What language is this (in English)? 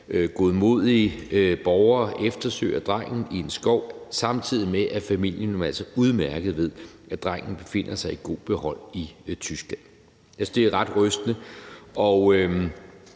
Danish